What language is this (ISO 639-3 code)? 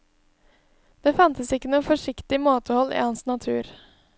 nor